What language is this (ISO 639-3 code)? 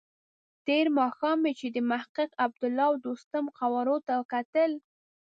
pus